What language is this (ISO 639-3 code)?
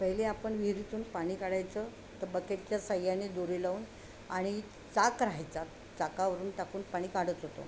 mar